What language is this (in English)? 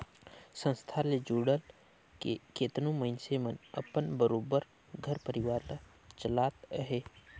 Chhattisgarhi